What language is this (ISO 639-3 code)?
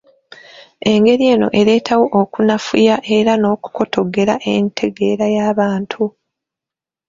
lug